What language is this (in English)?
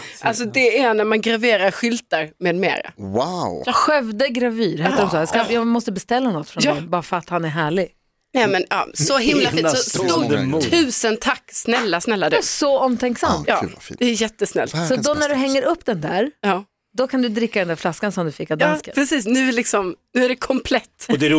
Swedish